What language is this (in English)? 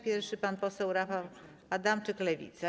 Polish